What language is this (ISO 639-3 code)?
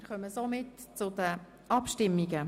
gsw